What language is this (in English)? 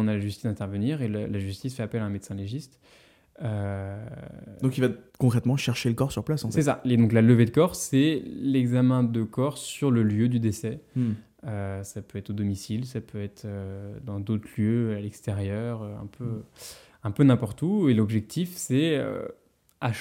French